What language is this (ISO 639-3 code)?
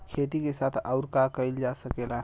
bho